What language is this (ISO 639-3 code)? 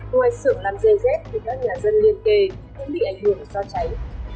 vie